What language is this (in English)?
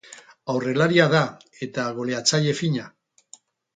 Basque